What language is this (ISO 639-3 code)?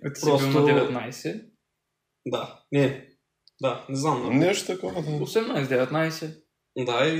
bul